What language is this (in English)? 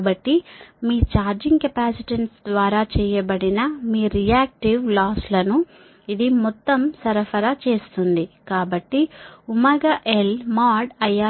Telugu